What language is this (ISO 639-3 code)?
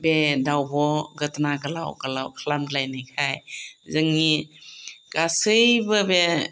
brx